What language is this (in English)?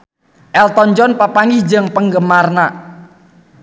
Sundanese